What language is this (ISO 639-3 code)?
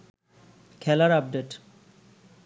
ben